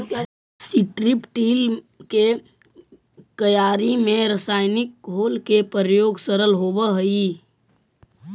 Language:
Magahi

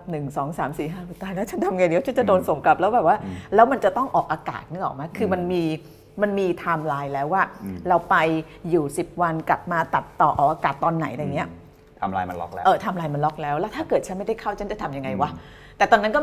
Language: Thai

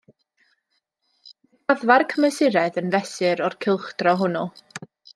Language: Welsh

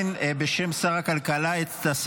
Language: Hebrew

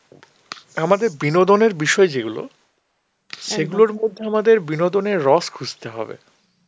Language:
Bangla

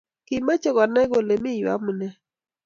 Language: Kalenjin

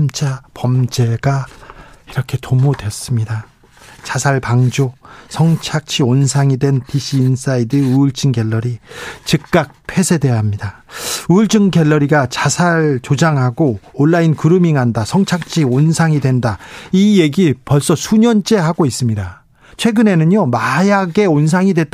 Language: Korean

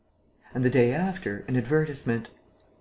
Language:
English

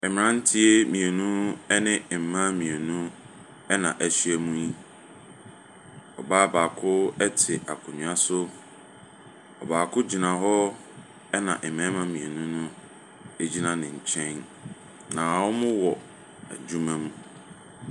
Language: Akan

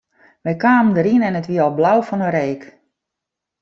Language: Western Frisian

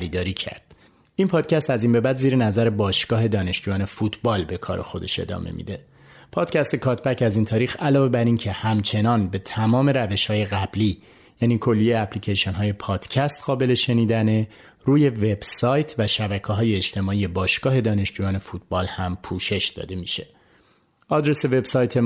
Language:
Persian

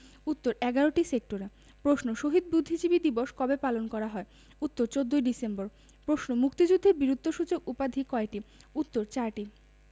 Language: Bangla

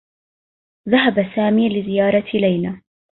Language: Arabic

